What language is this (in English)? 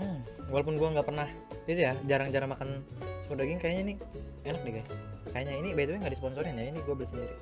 Indonesian